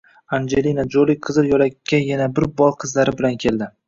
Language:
Uzbek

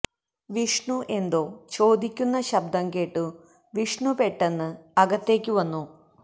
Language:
Malayalam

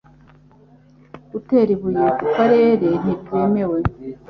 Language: Kinyarwanda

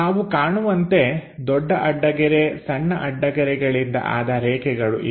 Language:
Kannada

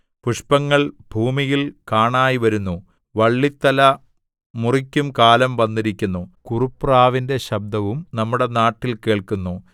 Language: Malayalam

